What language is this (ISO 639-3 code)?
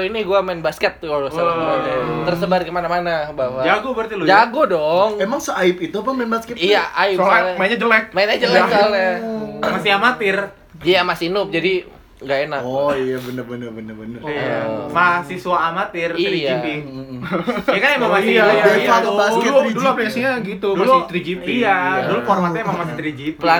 ind